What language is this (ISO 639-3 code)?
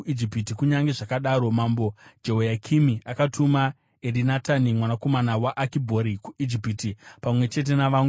sna